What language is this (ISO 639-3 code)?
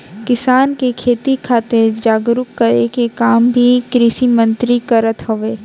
bho